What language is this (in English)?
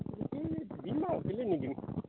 Assamese